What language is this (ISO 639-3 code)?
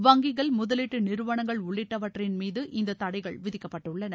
tam